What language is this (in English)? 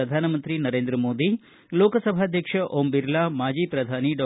Kannada